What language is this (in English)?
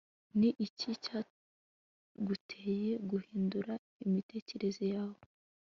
Kinyarwanda